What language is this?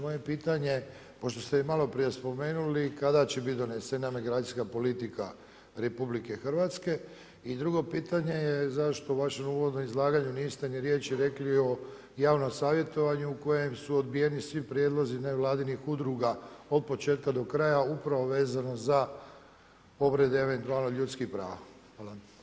Croatian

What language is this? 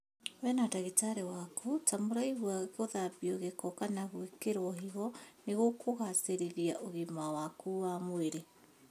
Kikuyu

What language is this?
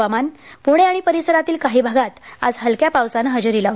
Marathi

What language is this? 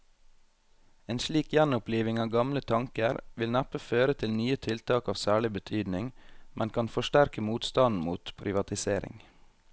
Norwegian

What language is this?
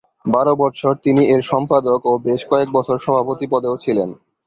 Bangla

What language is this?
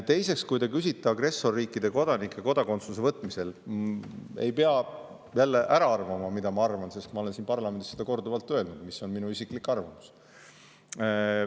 Estonian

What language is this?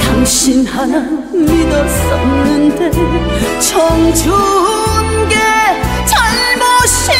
Korean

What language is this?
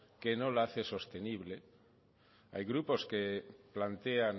Spanish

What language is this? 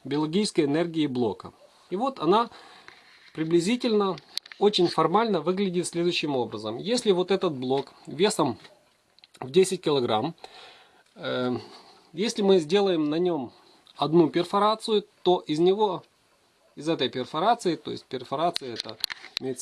Russian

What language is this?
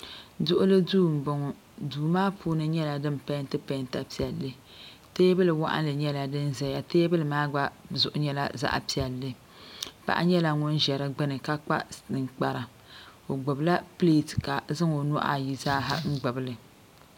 Dagbani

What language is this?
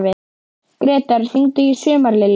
Icelandic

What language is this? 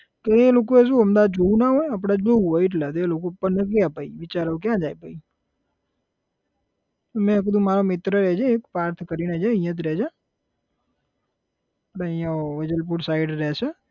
Gujarati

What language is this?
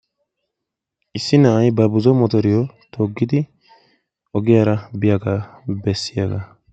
Wolaytta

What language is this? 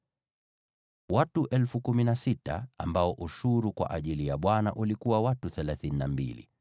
Swahili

